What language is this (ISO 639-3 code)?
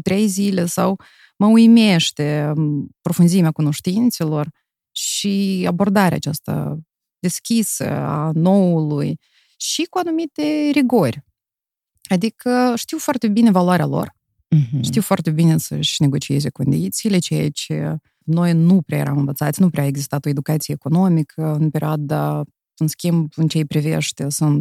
ron